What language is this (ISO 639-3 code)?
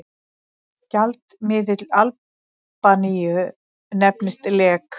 isl